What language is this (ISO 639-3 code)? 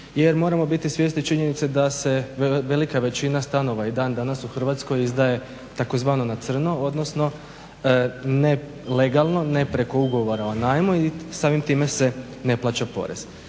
hrv